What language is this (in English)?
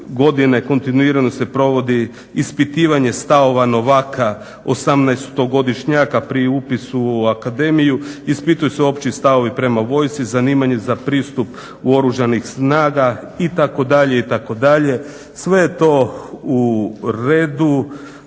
Croatian